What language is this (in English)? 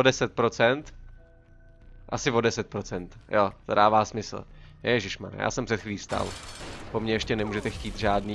Czech